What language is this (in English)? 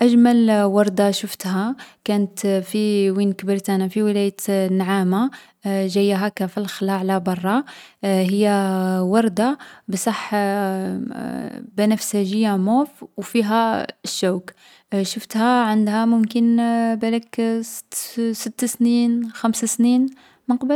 Algerian Arabic